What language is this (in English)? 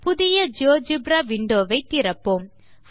Tamil